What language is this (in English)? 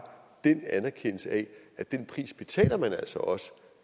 Danish